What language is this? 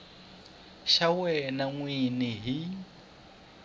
Tsonga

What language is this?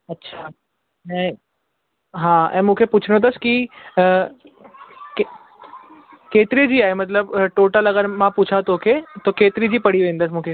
Sindhi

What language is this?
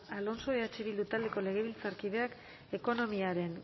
Basque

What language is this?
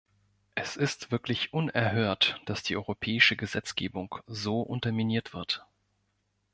German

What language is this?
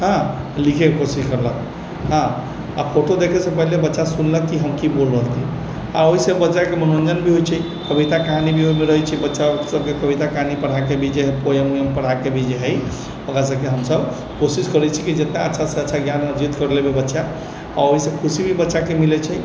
Maithili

